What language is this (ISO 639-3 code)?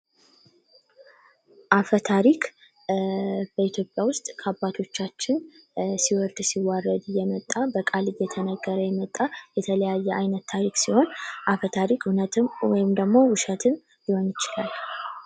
amh